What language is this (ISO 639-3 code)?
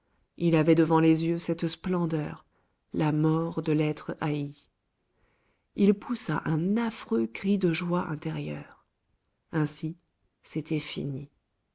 fra